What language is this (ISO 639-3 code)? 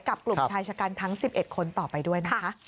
tha